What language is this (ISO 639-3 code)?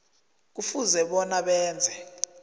nbl